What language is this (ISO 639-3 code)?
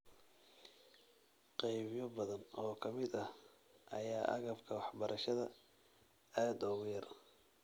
som